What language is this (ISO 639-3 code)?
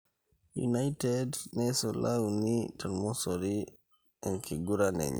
mas